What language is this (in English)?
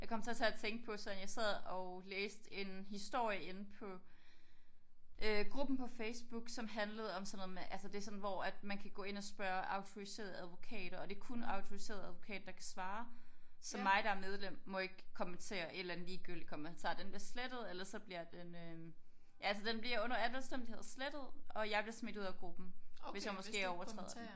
Danish